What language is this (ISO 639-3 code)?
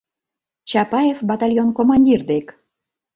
chm